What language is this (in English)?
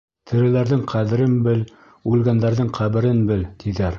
Bashkir